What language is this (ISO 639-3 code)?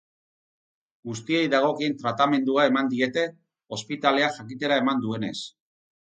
eus